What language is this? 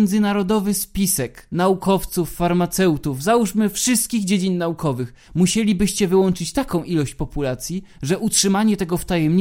Polish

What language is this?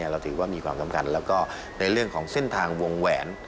Thai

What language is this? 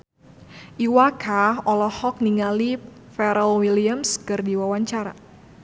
Sundanese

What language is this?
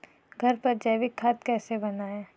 Hindi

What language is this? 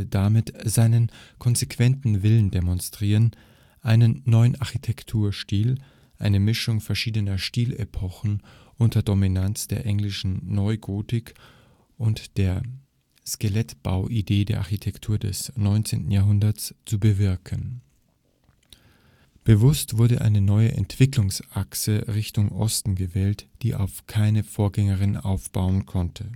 German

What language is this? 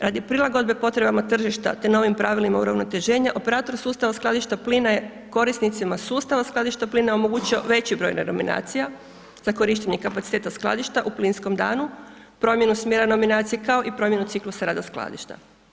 Croatian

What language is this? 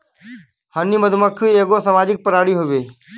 Bhojpuri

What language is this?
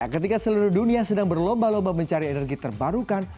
Indonesian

